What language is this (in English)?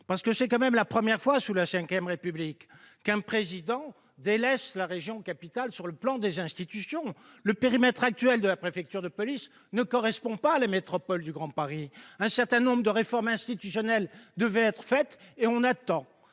French